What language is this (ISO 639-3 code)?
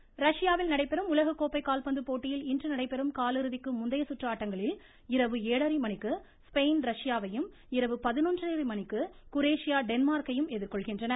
tam